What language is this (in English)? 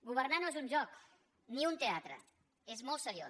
Catalan